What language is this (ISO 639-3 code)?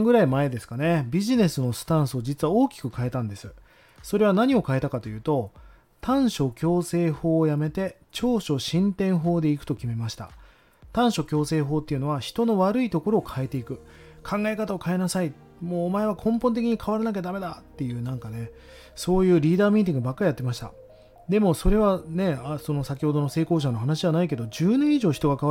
jpn